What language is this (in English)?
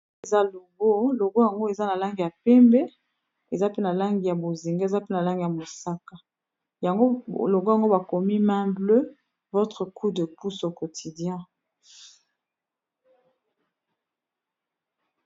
Lingala